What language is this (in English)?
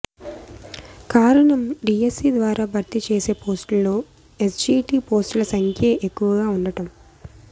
Telugu